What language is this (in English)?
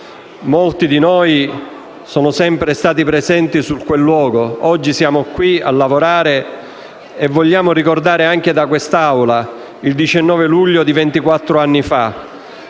Italian